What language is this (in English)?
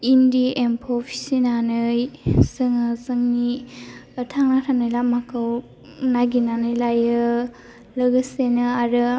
Bodo